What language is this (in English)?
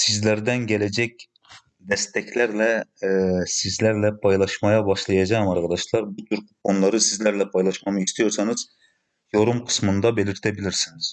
Turkish